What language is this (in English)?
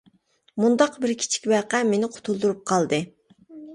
Uyghur